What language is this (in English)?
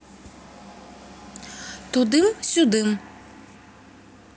Russian